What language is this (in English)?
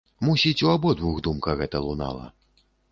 Belarusian